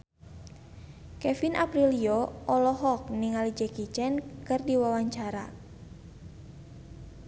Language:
Sundanese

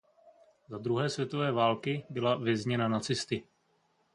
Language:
Czech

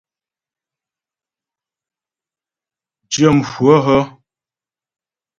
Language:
Ghomala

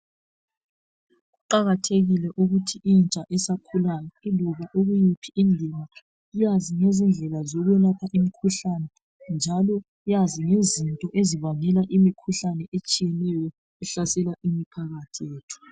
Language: North Ndebele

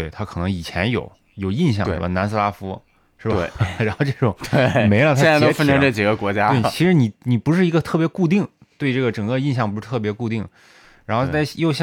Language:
Chinese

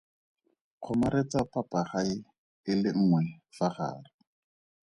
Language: Tswana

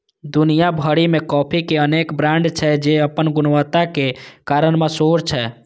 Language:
Maithili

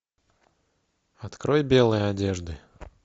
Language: Russian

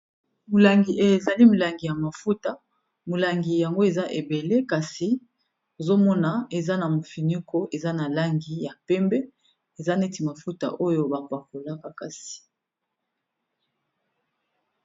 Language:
Lingala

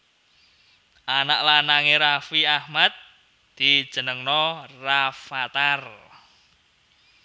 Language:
Javanese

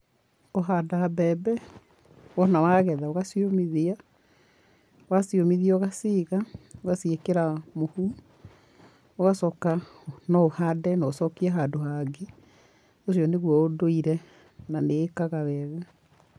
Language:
Kikuyu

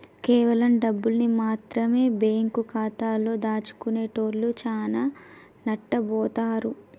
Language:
Telugu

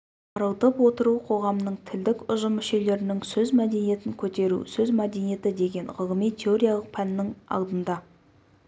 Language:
Kazakh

